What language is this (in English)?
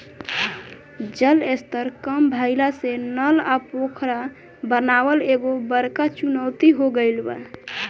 Bhojpuri